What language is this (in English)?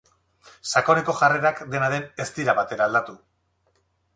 Basque